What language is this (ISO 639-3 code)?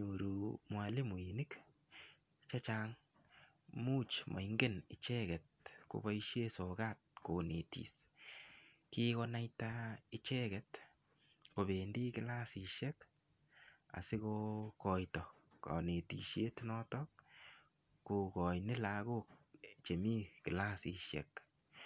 kln